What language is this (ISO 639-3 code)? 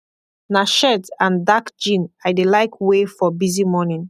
pcm